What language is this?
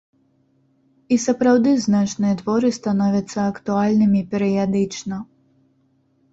Belarusian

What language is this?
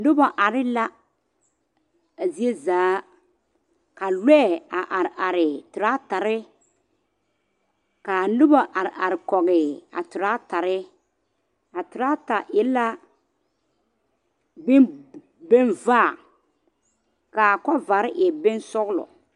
Southern Dagaare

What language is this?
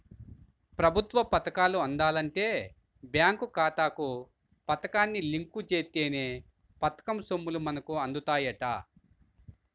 Telugu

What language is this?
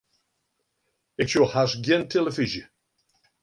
Western Frisian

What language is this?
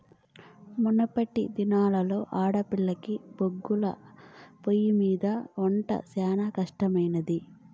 Telugu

